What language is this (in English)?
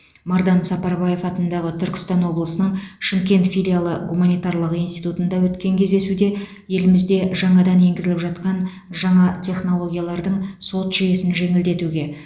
Kazakh